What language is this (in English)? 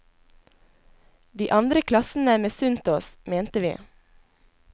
Norwegian